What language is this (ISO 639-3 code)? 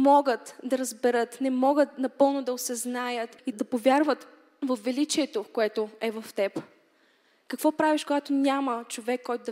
bul